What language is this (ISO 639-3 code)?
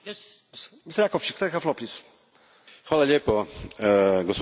hrv